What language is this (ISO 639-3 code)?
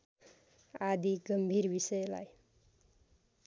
nep